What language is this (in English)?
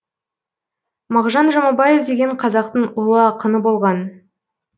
Kazakh